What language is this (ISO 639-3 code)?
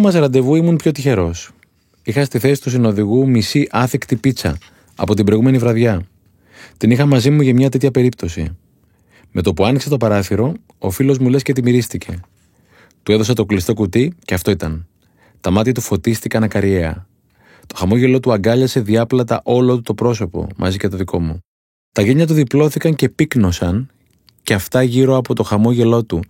ell